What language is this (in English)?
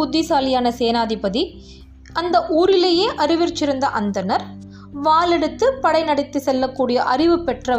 Tamil